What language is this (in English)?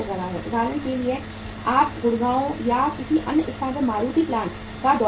Hindi